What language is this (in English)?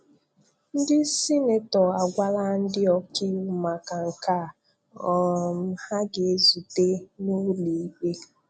Igbo